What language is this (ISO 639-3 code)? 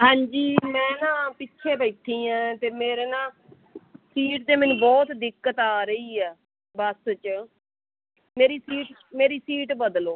pan